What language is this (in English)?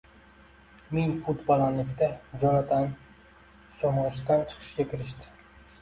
Uzbek